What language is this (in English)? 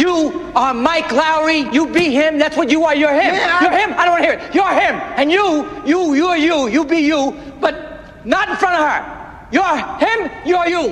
Danish